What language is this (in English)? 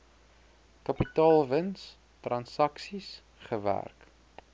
Afrikaans